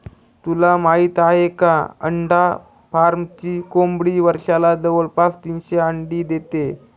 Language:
Marathi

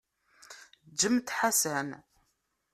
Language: Kabyle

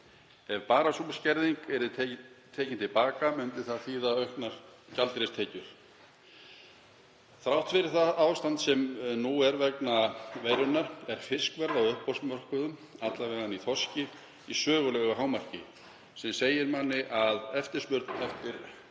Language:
Icelandic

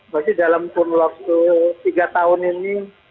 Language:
Indonesian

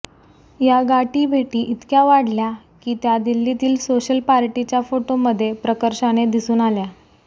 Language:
Marathi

